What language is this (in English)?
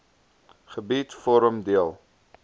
Afrikaans